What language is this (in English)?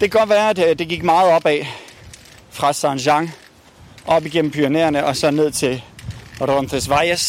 Danish